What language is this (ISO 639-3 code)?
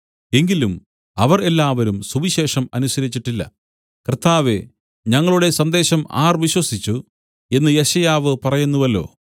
mal